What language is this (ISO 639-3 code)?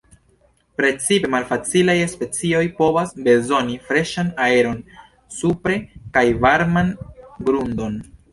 epo